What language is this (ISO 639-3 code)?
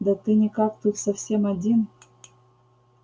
rus